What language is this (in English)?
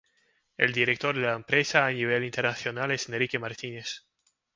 Spanish